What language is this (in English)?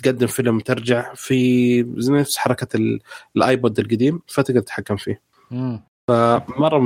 Arabic